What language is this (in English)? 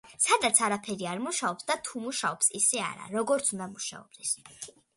Georgian